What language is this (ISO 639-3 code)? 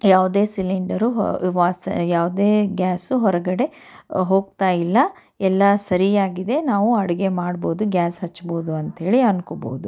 kan